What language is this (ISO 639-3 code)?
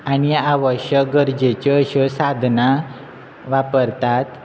kok